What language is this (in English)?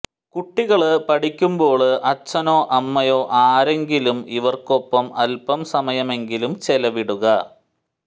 Malayalam